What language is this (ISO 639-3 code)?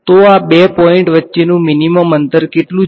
guj